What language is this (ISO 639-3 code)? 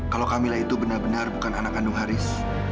ind